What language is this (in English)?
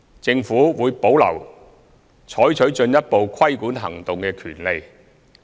Cantonese